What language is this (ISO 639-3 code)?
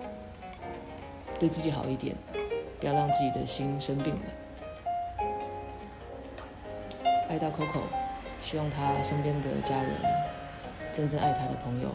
zho